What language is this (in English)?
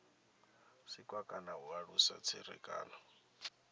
Venda